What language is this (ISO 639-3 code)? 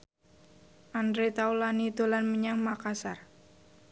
jav